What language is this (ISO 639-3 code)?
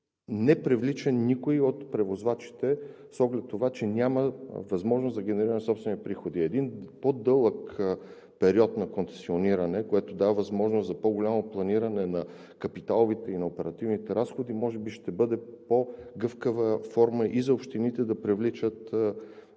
bul